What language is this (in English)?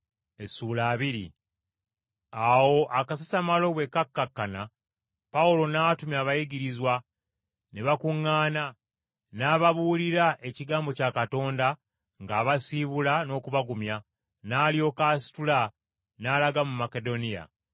Ganda